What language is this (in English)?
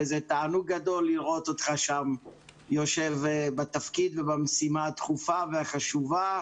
Hebrew